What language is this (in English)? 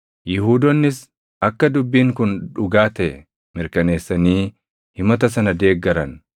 Oromo